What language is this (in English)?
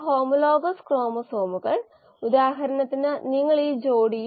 Malayalam